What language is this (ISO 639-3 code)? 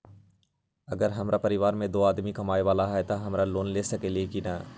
mag